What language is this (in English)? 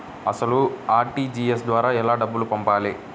Telugu